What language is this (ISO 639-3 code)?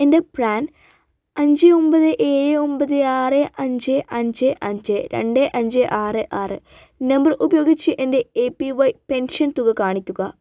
mal